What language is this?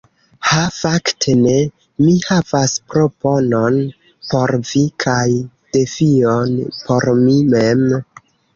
Esperanto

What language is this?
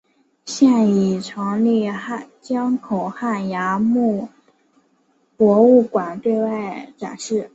Chinese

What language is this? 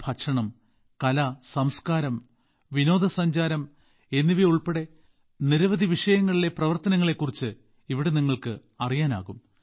Malayalam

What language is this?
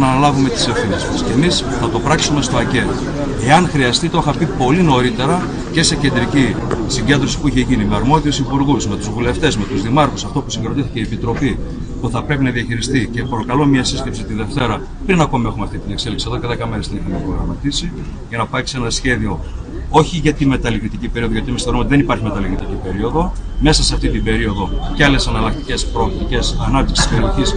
Greek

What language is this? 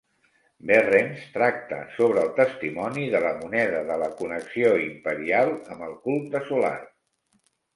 Catalan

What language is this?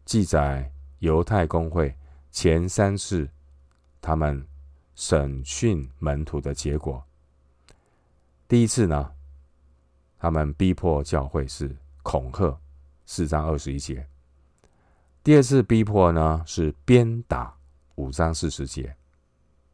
Chinese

